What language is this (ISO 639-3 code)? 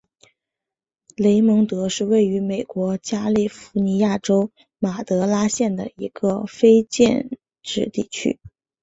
zho